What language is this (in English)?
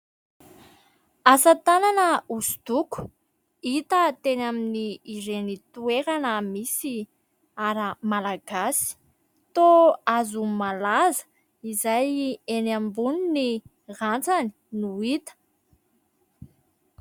Malagasy